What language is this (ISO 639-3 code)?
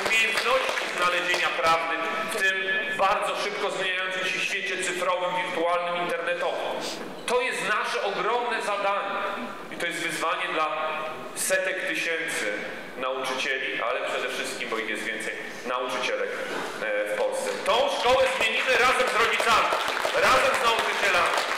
pol